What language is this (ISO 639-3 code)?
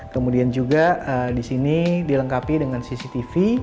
ind